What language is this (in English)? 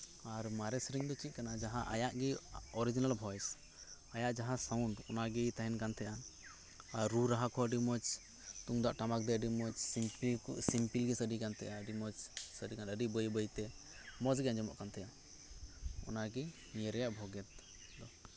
Santali